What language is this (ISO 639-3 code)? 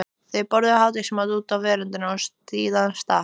isl